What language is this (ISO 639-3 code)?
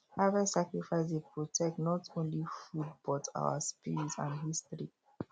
pcm